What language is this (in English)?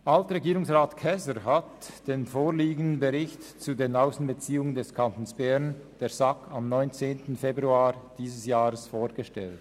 Swiss German